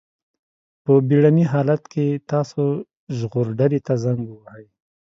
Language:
Pashto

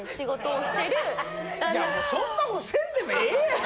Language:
Japanese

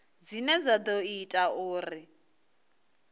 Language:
Venda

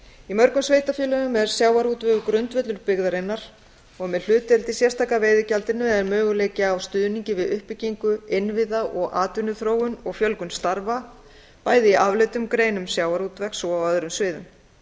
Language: Icelandic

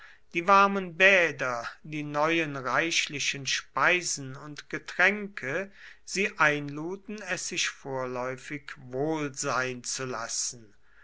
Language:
German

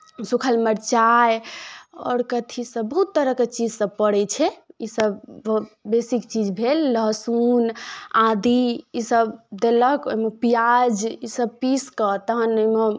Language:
Maithili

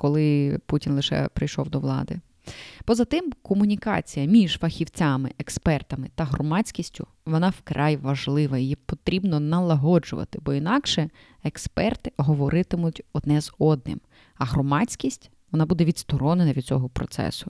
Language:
Ukrainian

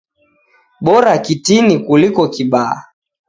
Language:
Taita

